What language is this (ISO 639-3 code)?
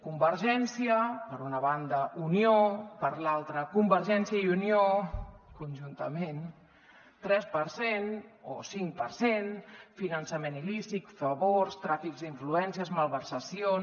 cat